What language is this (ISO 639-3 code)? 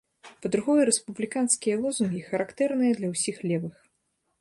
bel